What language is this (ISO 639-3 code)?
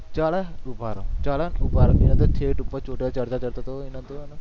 guj